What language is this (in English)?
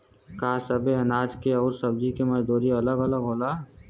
Bhojpuri